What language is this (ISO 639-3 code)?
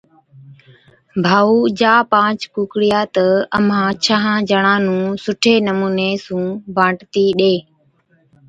odk